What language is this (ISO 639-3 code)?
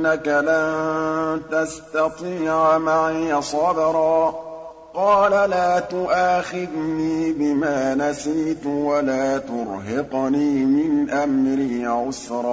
ara